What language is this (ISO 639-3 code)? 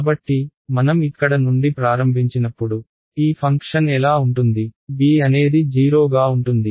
tel